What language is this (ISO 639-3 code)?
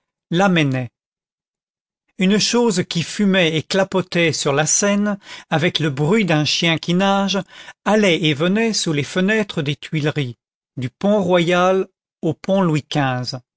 fra